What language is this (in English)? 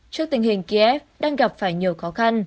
Vietnamese